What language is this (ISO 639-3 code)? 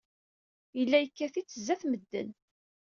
kab